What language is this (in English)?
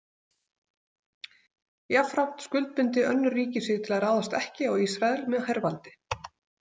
Icelandic